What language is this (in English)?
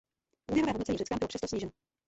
Czech